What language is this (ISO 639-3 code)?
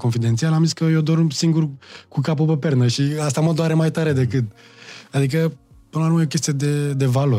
ron